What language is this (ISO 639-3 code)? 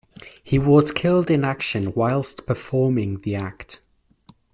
eng